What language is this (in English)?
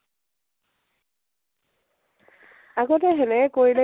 Assamese